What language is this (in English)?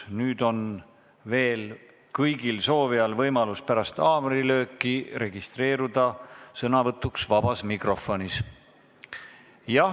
Estonian